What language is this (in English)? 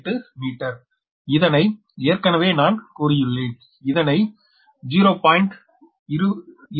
Tamil